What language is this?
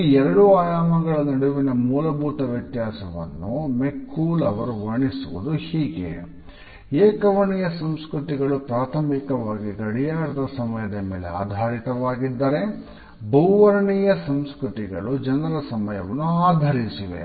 Kannada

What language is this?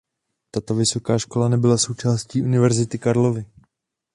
Czech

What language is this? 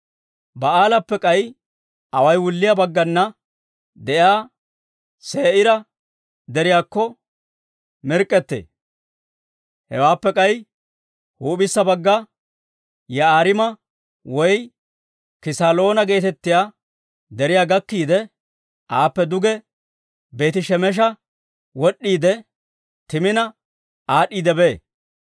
Dawro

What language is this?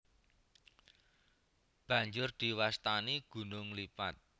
Javanese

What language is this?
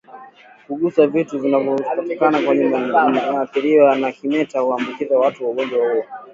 Swahili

